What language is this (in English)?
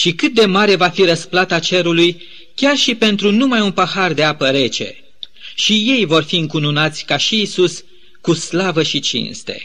Romanian